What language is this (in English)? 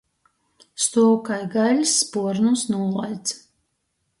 Latgalian